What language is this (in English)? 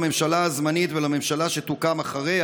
Hebrew